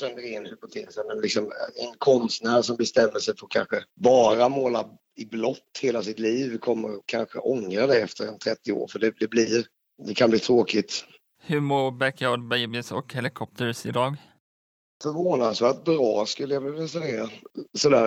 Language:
Swedish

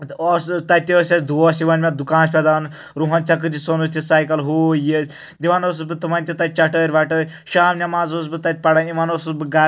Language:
Kashmiri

